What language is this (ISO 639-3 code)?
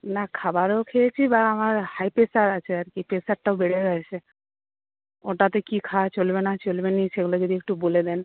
ben